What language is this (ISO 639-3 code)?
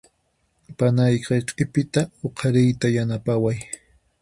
qxp